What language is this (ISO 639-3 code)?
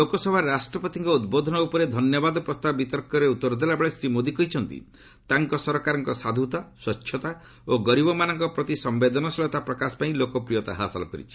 ori